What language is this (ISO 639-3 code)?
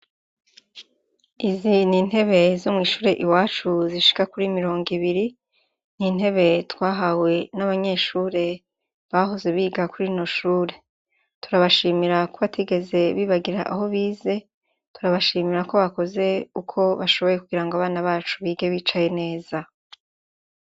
run